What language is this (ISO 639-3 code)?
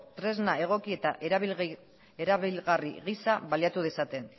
eus